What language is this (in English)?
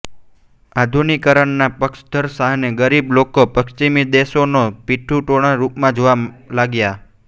Gujarati